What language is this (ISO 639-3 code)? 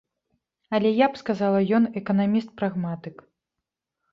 bel